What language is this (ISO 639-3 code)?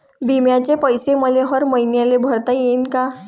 mar